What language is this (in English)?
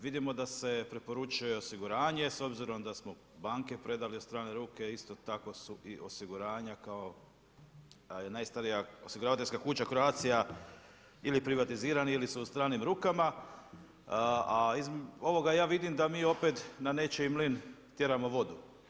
Croatian